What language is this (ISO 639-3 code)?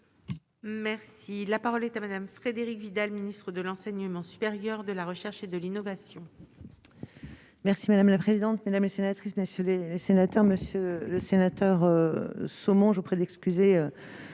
fra